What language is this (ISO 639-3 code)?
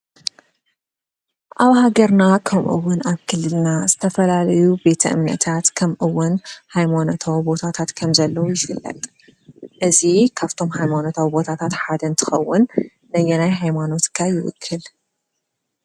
tir